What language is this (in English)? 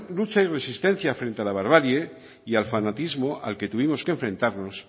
Spanish